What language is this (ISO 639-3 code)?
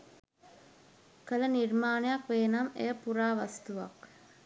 sin